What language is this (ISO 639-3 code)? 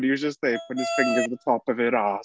eng